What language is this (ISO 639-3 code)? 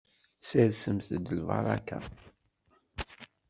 kab